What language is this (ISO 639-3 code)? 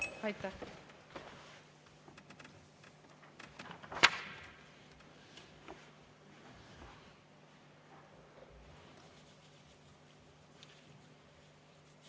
est